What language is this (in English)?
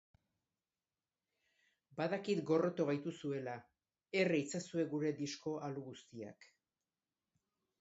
Basque